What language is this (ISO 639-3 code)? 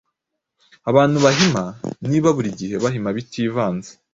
kin